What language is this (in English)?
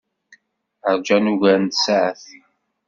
Kabyle